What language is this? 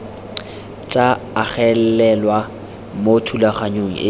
Tswana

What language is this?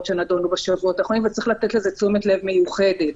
Hebrew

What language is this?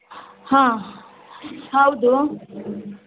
Kannada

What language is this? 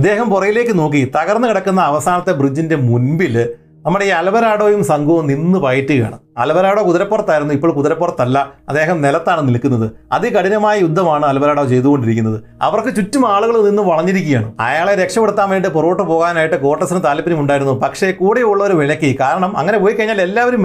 Malayalam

